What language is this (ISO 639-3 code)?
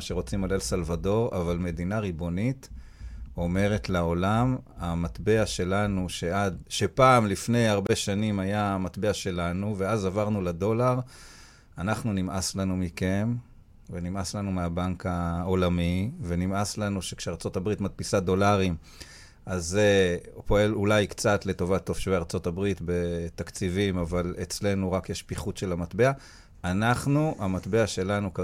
heb